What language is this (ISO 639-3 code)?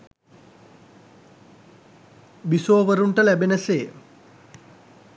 sin